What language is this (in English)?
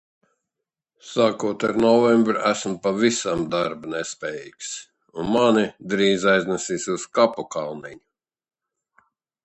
Latvian